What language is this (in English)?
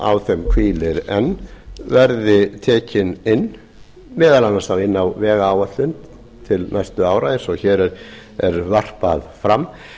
Icelandic